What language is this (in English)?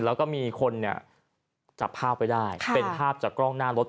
Thai